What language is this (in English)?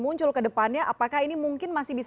Indonesian